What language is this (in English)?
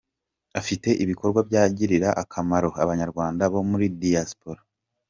Kinyarwanda